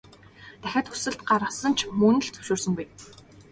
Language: Mongolian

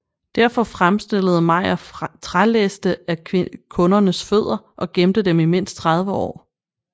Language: Danish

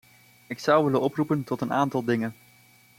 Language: Dutch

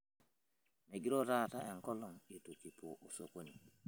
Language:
Masai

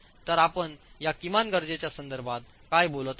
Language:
Marathi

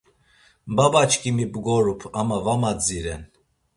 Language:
Laz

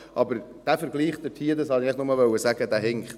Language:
Swiss German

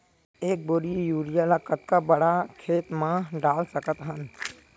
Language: Chhattisgarhi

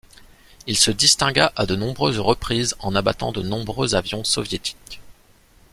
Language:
French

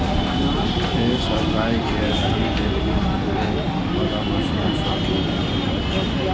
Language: Maithili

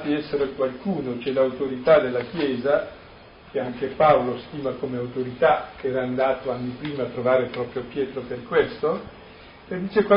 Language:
Italian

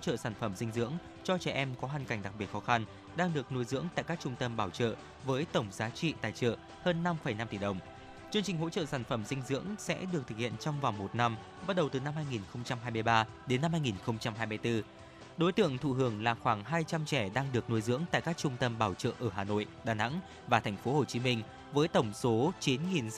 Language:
Vietnamese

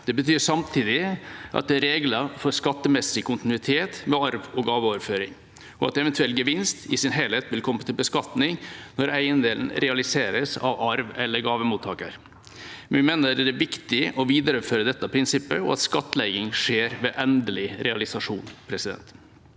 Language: Norwegian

